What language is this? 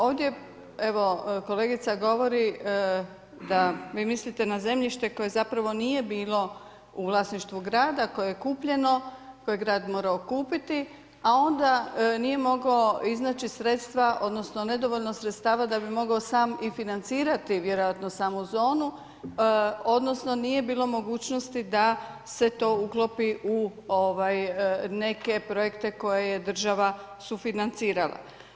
Croatian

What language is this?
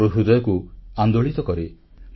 Odia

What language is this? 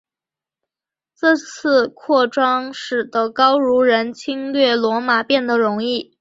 Chinese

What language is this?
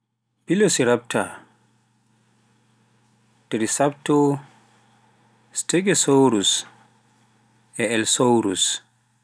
Pular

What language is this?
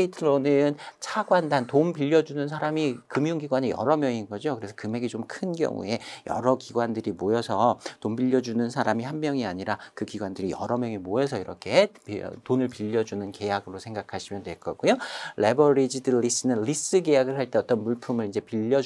Korean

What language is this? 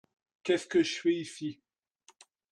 French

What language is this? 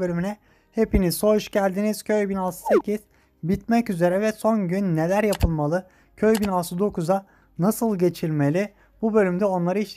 Turkish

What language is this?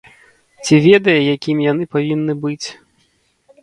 Belarusian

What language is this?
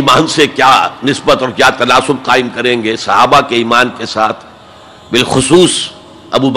Urdu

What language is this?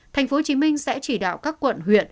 Vietnamese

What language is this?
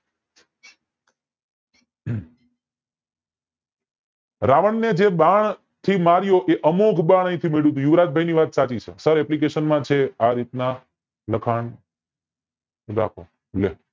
Gujarati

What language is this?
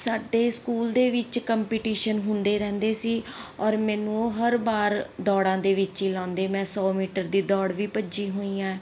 Punjabi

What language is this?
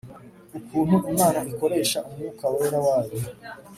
Kinyarwanda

